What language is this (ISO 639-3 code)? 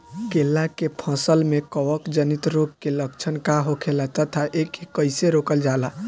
bho